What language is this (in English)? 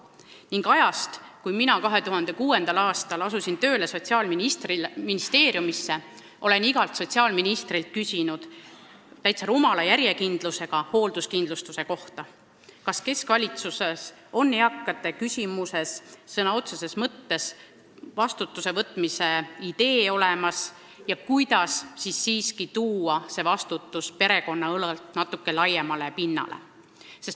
Estonian